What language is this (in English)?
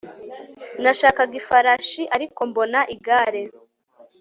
Kinyarwanda